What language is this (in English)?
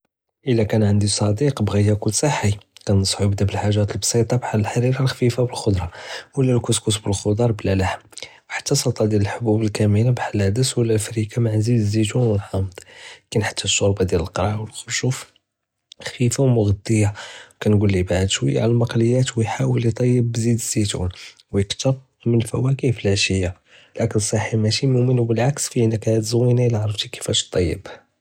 Judeo-Arabic